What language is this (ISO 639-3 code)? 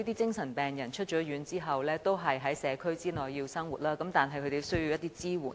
yue